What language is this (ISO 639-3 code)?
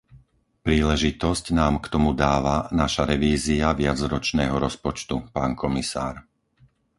slk